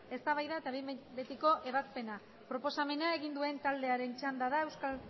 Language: Basque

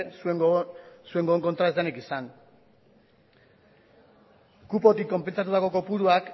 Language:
Basque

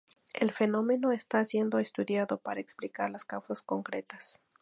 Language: Spanish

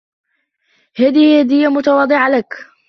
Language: Arabic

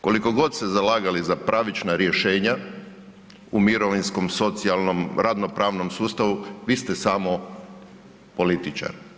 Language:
Croatian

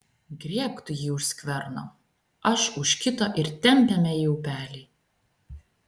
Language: Lithuanian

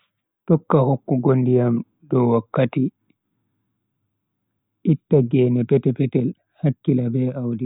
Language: Bagirmi Fulfulde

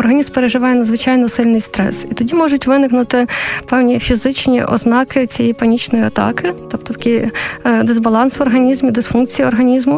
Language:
Ukrainian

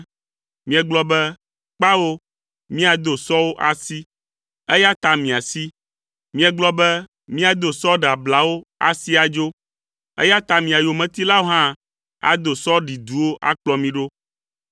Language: Ewe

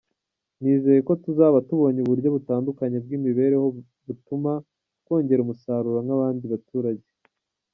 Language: Kinyarwanda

